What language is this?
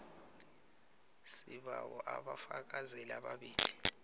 South Ndebele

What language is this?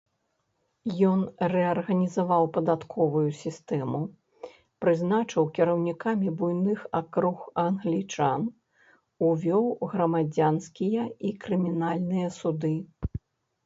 Belarusian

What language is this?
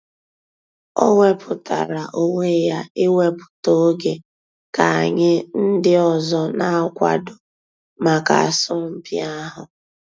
Igbo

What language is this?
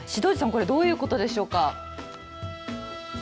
Japanese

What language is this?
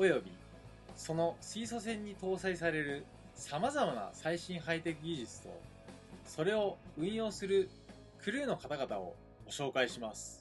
Japanese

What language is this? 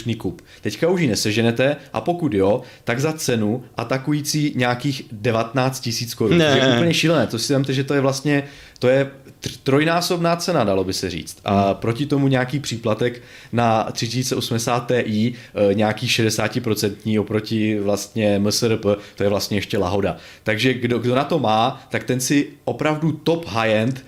Czech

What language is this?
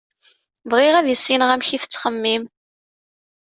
Kabyle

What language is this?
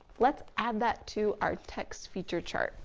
English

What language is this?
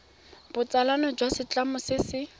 Tswana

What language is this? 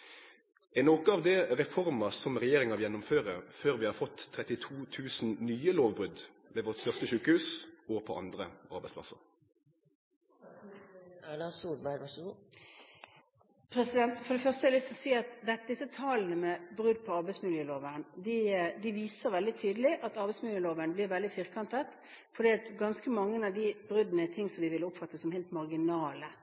Norwegian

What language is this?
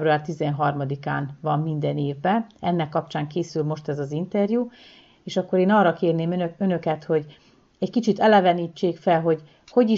Hungarian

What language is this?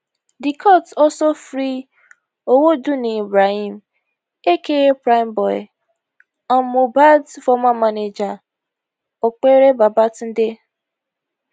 Nigerian Pidgin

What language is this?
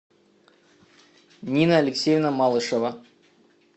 Russian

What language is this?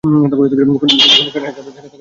Bangla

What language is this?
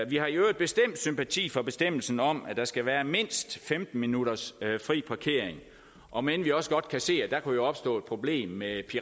Danish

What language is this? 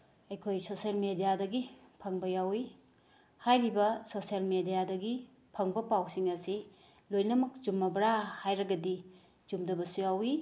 Manipuri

